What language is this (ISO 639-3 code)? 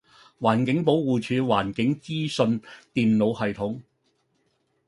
yue